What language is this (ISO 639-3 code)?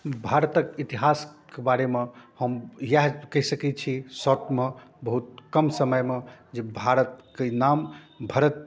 mai